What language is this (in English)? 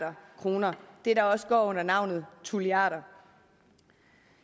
Danish